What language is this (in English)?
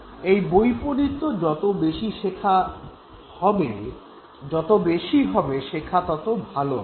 Bangla